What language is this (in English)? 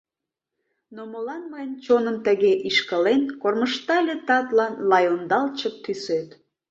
Mari